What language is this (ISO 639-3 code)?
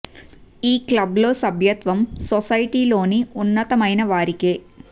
tel